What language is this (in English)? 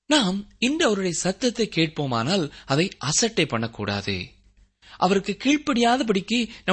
Tamil